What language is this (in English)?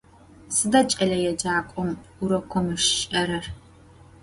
Adyghe